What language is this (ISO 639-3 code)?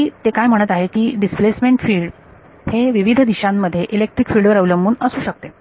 mar